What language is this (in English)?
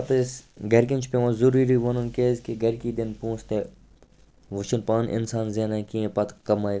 Kashmiri